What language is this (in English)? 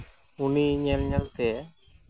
Santali